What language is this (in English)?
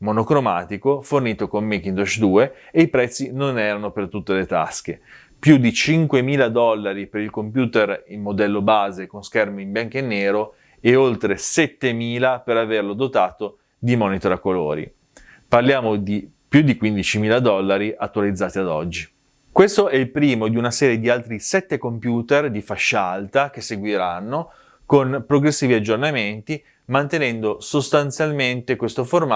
Italian